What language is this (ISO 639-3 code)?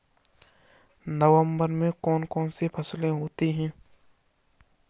hin